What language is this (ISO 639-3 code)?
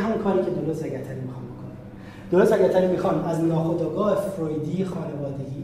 fas